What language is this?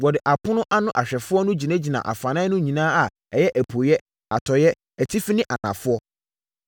Akan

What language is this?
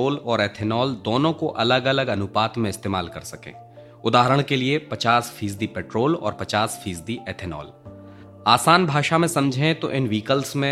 Hindi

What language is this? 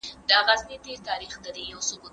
Pashto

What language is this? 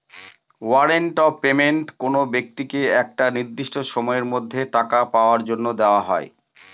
Bangla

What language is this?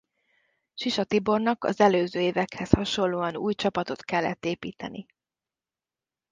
Hungarian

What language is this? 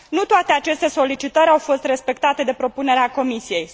Romanian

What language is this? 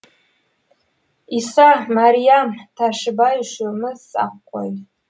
Kazakh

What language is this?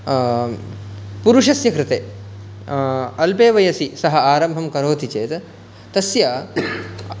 Sanskrit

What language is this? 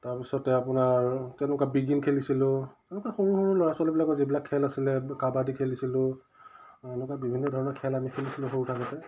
Assamese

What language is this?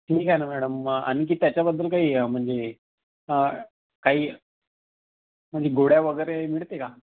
Marathi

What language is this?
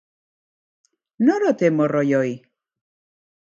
Basque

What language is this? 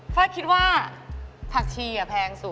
Thai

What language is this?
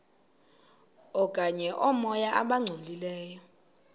Xhosa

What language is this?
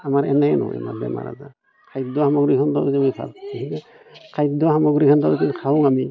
Assamese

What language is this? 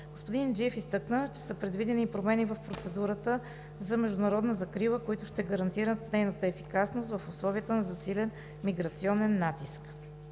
Bulgarian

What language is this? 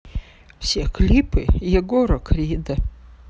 Russian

